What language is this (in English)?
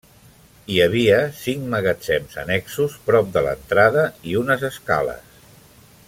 Catalan